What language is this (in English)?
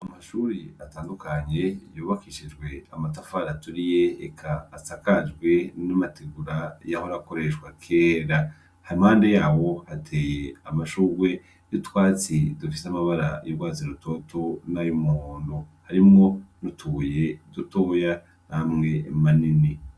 Rundi